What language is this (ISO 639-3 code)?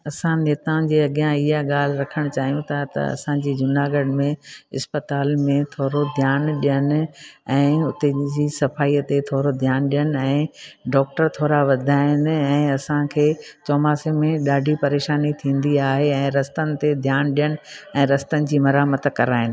snd